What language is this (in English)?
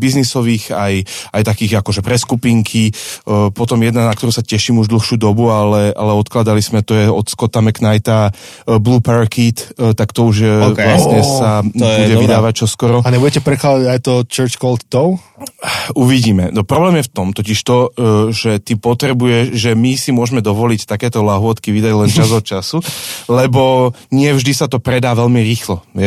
Slovak